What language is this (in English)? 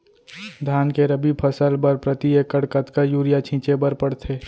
Chhattisgarhi